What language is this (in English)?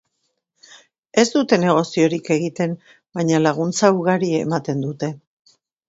Basque